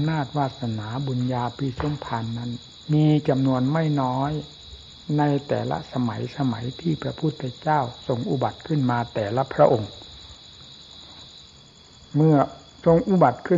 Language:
Thai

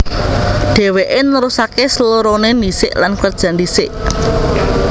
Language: Javanese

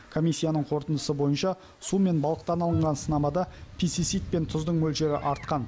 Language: Kazakh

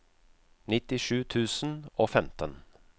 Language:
Norwegian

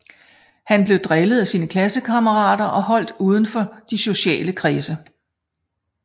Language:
Danish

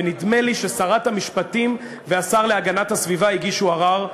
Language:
Hebrew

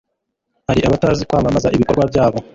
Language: Kinyarwanda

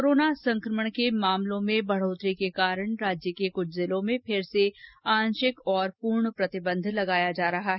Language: Hindi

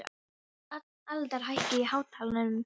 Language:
Icelandic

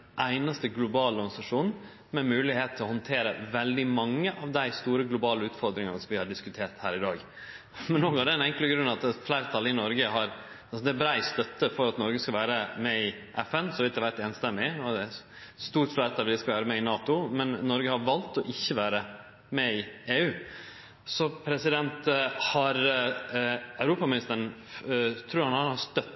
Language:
Norwegian Nynorsk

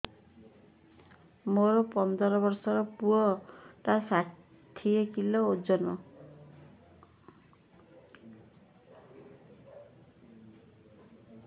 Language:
Odia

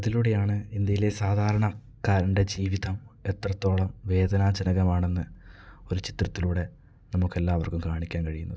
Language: Malayalam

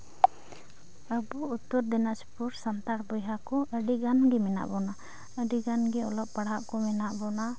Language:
Santali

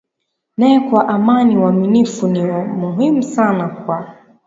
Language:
Swahili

